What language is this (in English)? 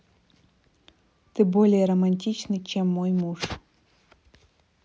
Russian